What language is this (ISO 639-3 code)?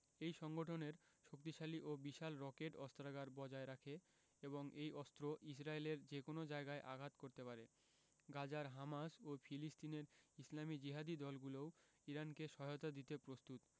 ben